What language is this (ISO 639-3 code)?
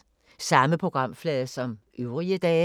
dan